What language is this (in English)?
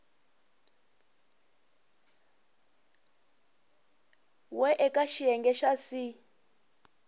Tsonga